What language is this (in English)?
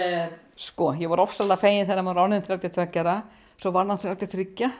Icelandic